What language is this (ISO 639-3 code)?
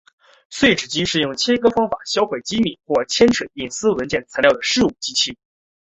zho